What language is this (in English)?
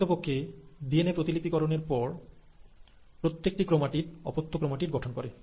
Bangla